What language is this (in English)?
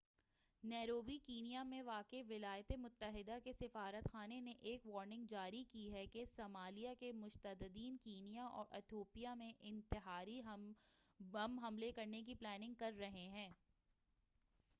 Urdu